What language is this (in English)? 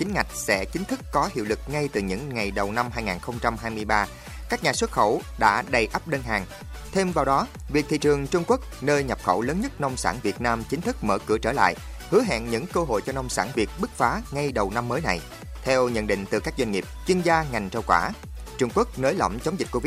Vietnamese